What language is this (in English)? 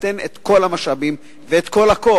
Hebrew